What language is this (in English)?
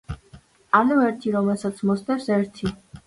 Georgian